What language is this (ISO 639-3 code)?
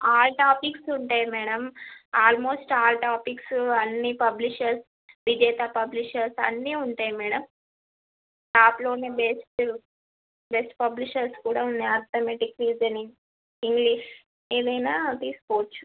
tel